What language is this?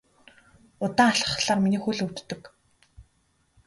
Mongolian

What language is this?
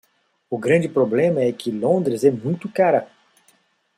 Portuguese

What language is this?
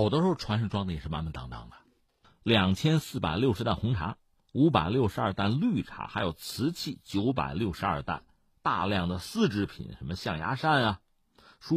Chinese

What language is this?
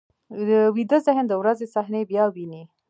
Pashto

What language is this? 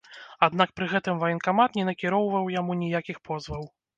Belarusian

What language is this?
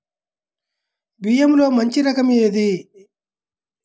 Telugu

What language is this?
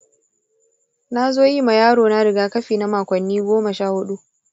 Hausa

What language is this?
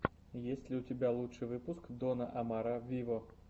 Russian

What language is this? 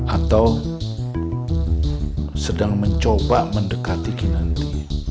Indonesian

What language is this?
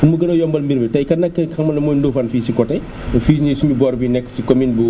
Wolof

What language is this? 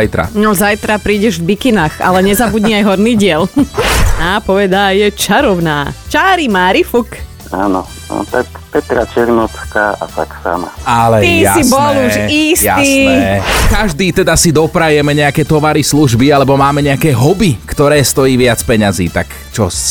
Slovak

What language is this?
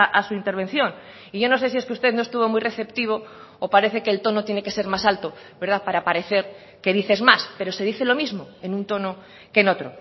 Spanish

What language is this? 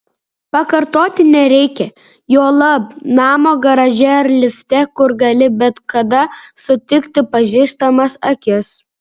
Lithuanian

